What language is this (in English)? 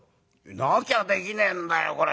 Japanese